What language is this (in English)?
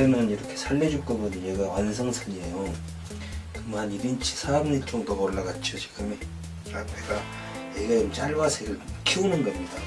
Korean